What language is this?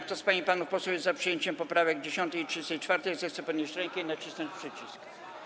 Polish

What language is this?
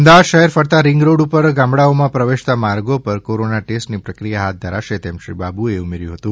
Gujarati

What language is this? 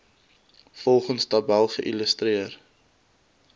Afrikaans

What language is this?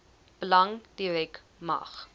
Afrikaans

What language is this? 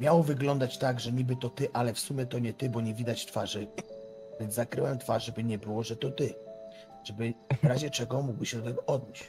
Polish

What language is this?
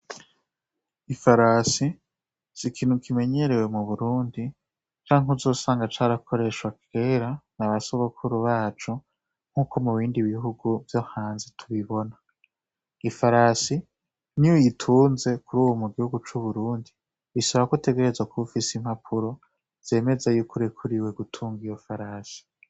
Rundi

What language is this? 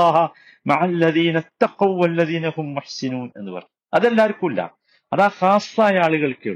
Malayalam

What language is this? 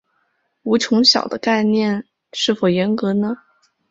Chinese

